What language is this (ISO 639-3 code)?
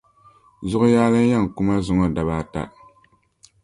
dag